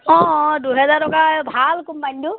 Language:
Assamese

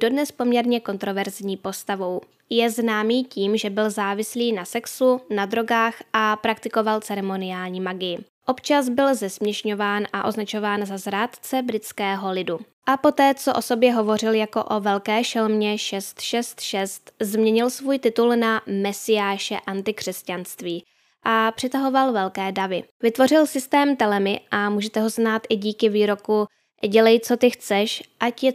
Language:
Czech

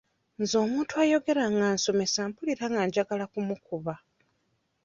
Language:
Ganda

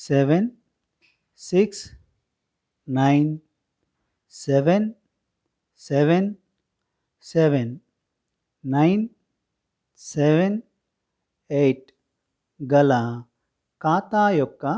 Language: Telugu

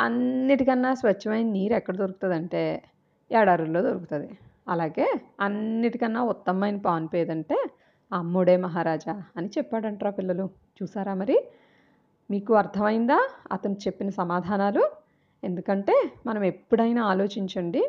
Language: Telugu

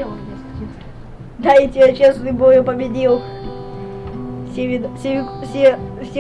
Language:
Russian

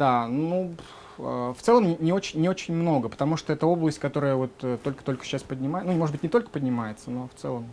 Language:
Russian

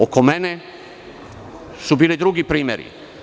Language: Serbian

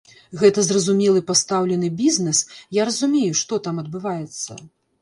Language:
Belarusian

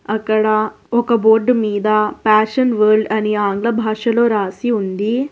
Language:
Telugu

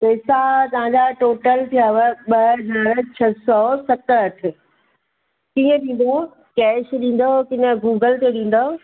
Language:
Sindhi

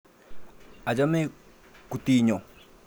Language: Kalenjin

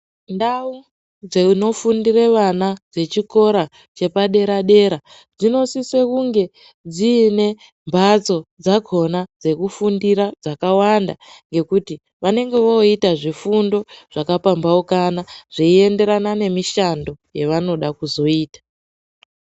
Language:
Ndau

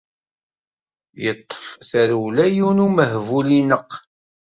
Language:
Kabyle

